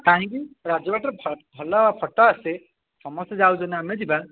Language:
Odia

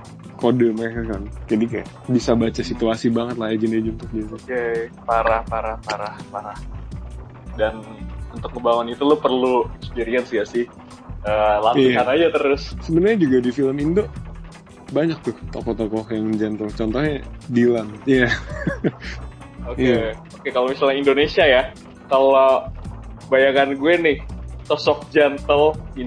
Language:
Indonesian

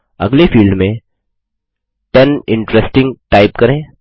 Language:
Hindi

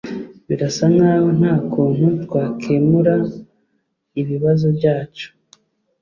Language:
Kinyarwanda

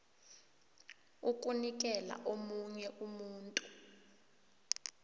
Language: South Ndebele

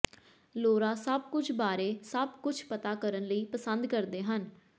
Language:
Punjabi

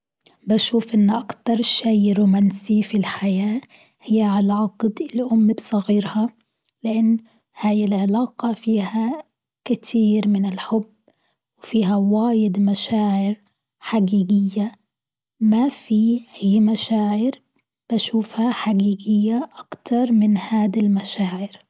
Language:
Gulf Arabic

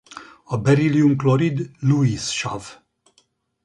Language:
Hungarian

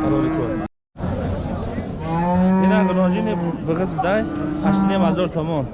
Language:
Turkish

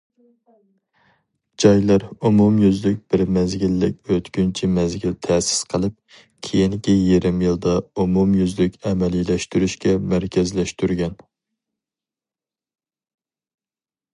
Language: Uyghur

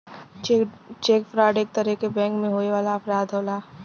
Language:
Bhojpuri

